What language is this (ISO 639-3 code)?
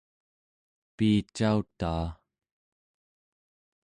esu